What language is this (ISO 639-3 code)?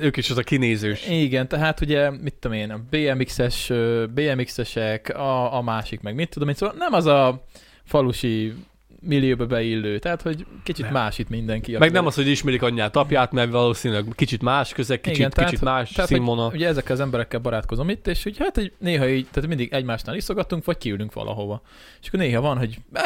hun